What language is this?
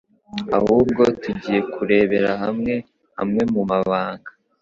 Kinyarwanda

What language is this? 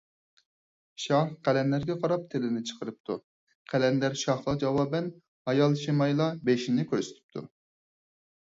Uyghur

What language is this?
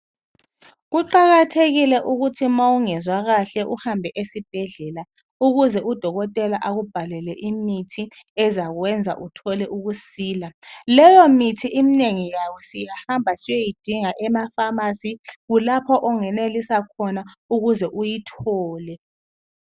North Ndebele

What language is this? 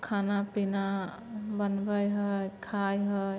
Maithili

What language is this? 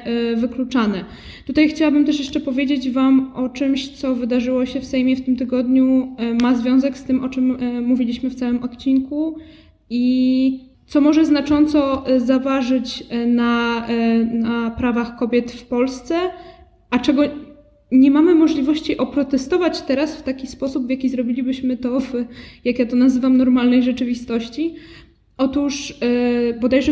Polish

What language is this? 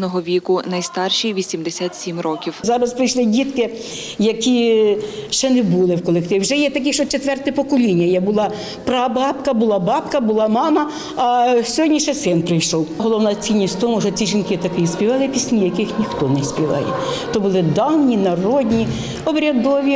Ukrainian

